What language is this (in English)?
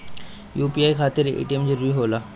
Bhojpuri